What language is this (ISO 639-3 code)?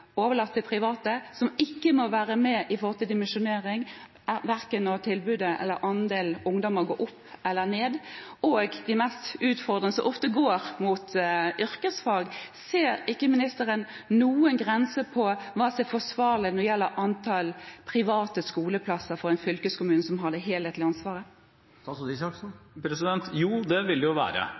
nob